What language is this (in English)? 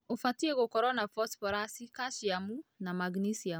Kikuyu